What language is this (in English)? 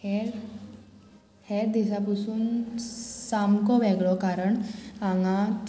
Konkani